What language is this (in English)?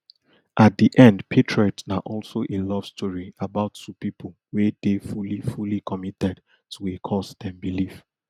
Nigerian Pidgin